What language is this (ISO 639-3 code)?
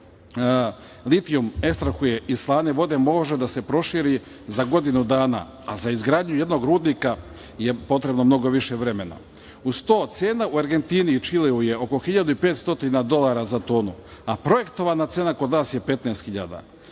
srp